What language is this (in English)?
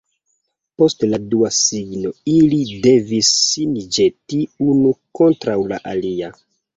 Esperanto